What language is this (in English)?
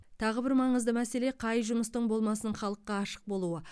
Kazakh